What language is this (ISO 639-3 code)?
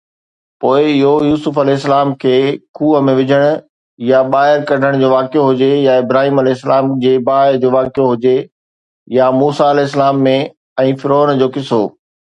snd